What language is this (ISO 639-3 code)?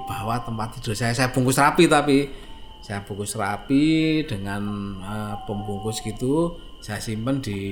ind